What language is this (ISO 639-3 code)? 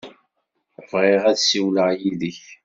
kab